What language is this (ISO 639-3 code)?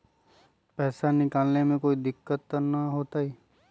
mag